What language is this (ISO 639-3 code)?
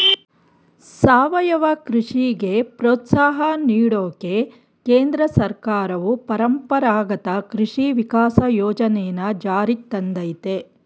kan